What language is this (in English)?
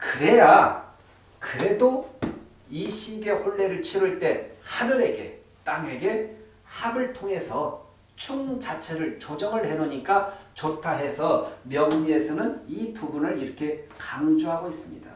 Korean